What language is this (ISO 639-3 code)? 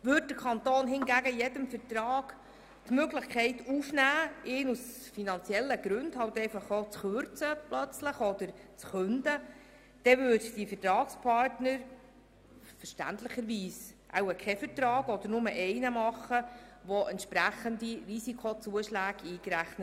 gsw